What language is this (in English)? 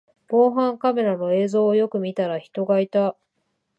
Japanese